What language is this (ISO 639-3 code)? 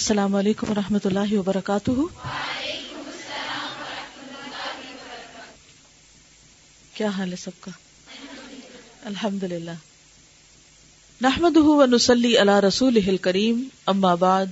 urd